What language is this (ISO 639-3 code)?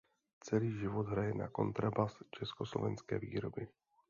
ces